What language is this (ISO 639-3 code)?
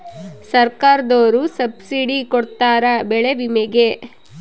kan